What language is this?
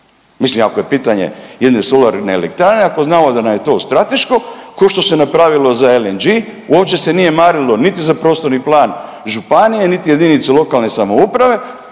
Croatian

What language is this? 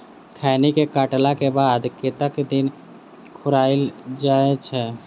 Maithili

